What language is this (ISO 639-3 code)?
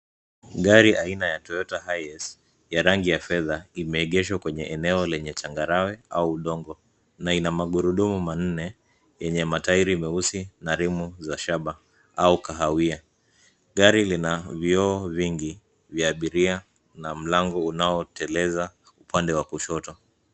swa